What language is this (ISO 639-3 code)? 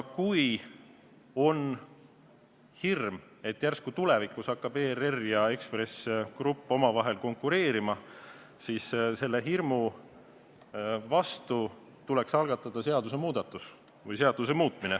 est